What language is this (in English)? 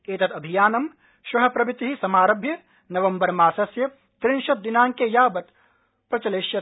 Sanskrit